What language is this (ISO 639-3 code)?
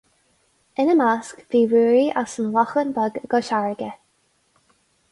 gle